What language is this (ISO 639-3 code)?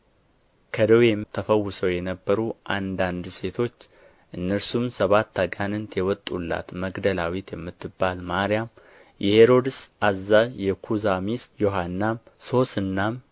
amh